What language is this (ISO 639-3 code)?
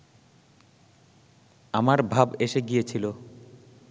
ben